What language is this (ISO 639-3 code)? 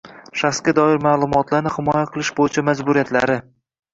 uzb